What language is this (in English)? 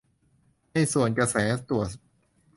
Thai